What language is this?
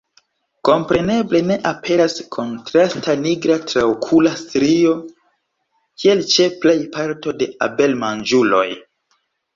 Esperanto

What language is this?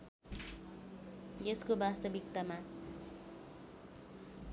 Nepali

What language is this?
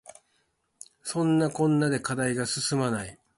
Japanese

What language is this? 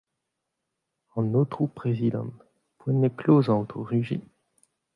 Breton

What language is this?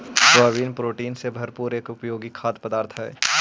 Magahi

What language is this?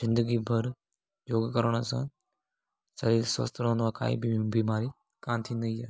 Sindhi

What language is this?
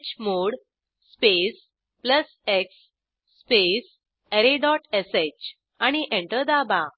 Marathi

